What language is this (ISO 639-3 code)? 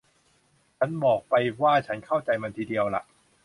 tha